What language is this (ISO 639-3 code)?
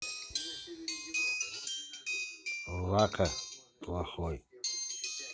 rus